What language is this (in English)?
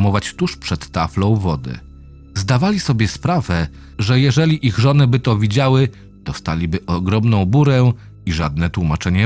Polish